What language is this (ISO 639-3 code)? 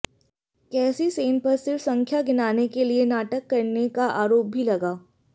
hin